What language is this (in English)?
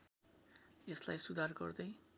Nepali